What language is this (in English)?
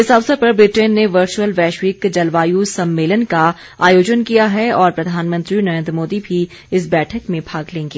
Hindi